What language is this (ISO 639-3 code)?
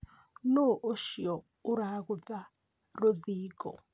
kik